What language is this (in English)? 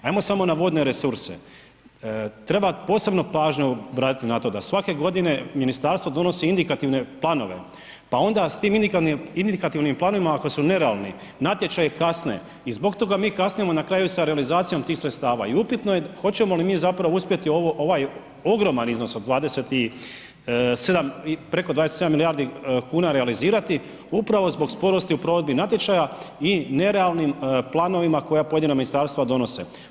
Croatian